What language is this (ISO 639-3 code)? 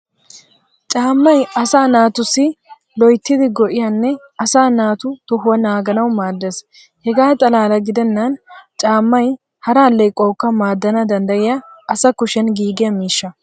wal